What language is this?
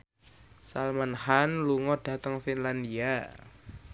Javanese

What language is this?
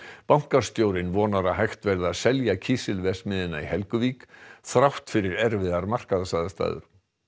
Icelandic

